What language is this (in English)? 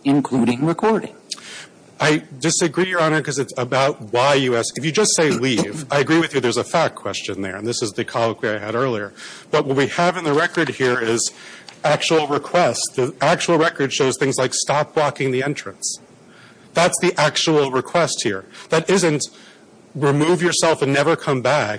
English